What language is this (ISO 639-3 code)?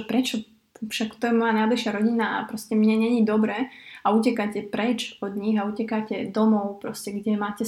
slk